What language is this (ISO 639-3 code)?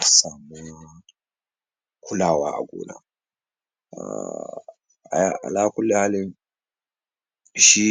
hau